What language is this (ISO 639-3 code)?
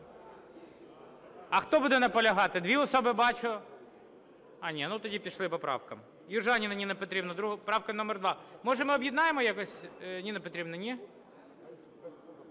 ukr